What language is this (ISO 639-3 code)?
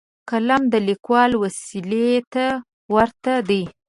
pus